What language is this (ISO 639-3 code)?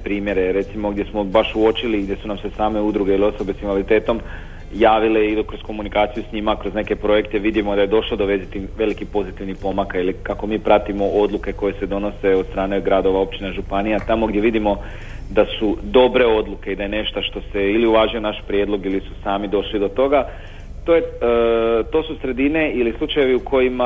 hrv